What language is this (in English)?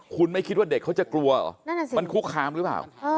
Thai